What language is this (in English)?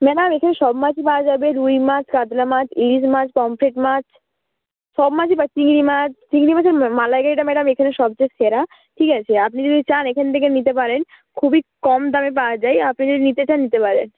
Bangla